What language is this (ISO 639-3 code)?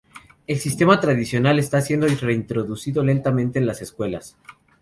spa